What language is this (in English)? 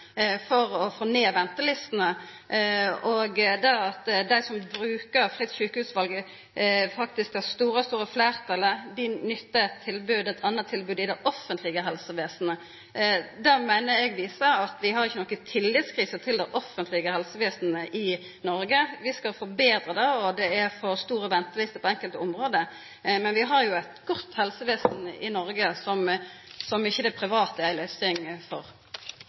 Norwegian